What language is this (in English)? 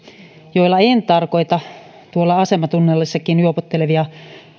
Finnish